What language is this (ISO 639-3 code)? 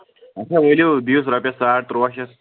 kas